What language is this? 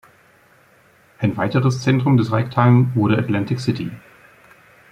German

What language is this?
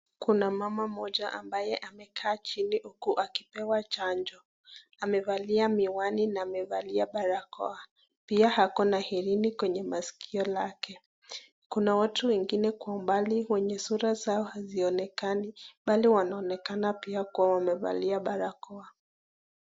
Swahili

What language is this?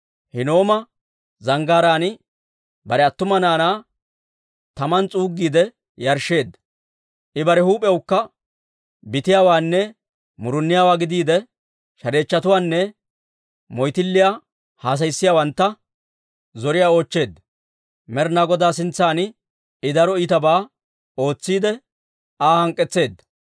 Dawro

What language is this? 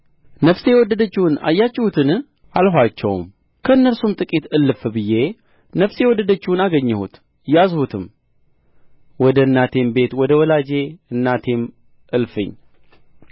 Amharic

